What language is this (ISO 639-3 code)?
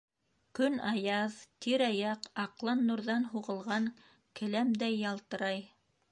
bak